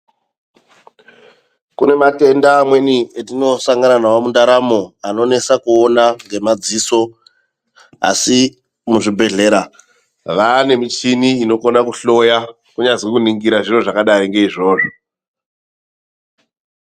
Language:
Ndau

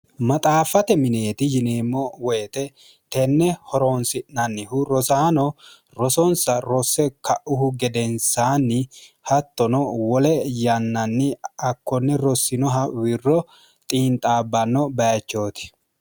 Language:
Sidamo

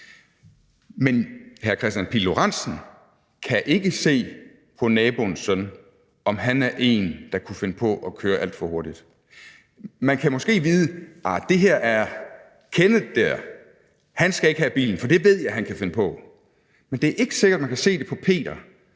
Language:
Danish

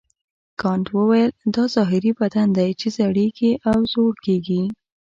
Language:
Pashto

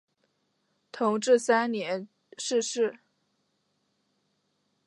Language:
Chinese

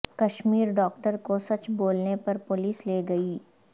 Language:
Urdu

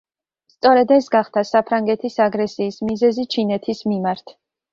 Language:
Georgian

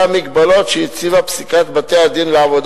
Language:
Hebrew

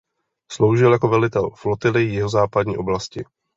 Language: Czech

